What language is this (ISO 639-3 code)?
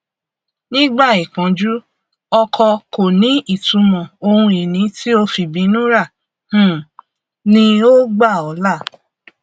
yor